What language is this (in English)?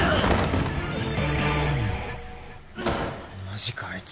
Japanese